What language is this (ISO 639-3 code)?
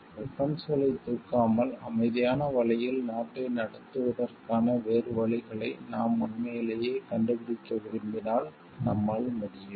tam